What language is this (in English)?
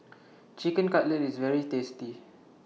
English